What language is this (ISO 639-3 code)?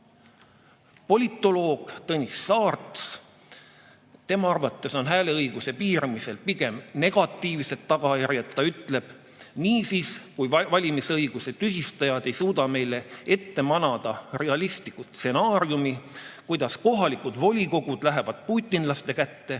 est